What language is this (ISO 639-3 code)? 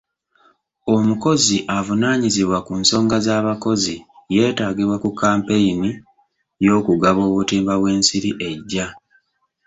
lug